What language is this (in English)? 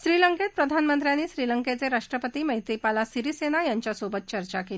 Marathi